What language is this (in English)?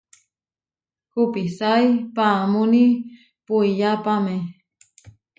Huarijio